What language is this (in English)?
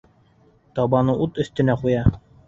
Bashkir